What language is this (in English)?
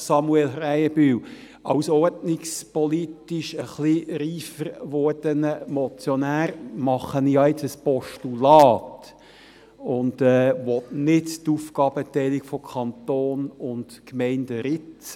Swiss German